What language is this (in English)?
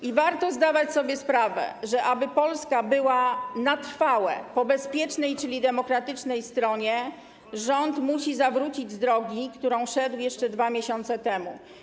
Polish